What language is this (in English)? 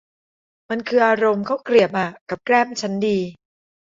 Thai